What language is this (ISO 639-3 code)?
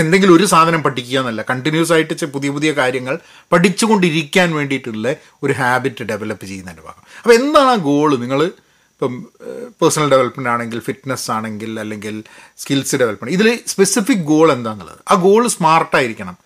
mal